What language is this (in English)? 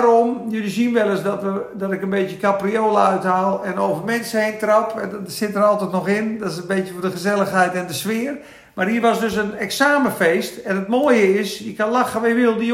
Dutch